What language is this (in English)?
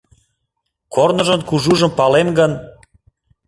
Mari